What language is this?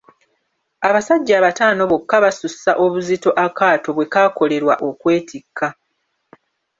Ganda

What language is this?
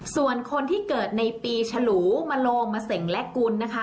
Thai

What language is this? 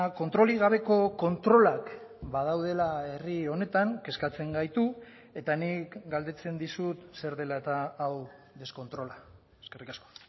Basque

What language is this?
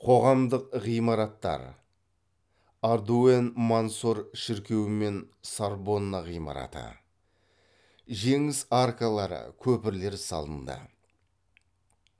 Kazakh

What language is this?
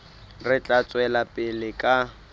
Southern Sotho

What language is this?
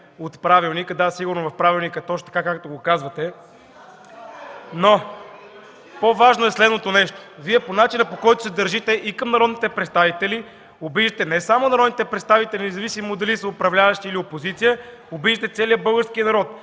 Bulgarian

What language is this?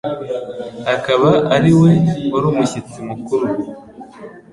Kinyarwanda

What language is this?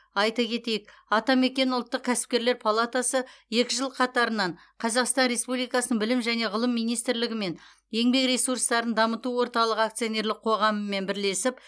Kazakh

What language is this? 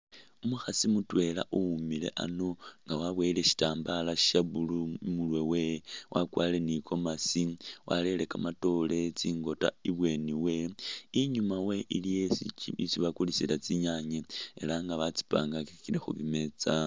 Masaaba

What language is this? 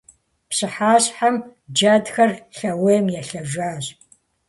Kabardian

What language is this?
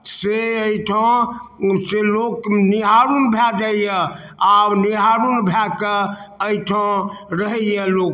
Maithili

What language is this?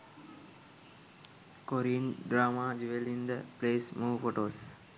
Sinhala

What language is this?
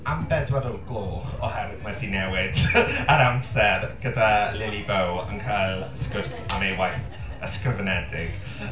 Welsh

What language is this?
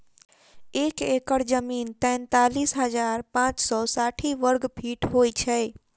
Maithili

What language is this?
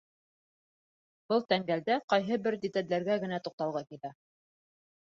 Bashkir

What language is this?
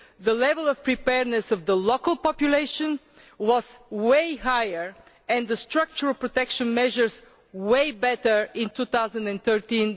English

